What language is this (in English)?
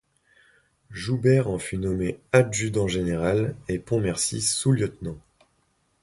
French